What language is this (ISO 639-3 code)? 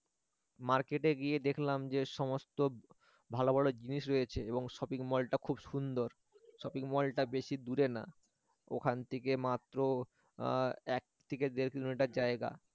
ben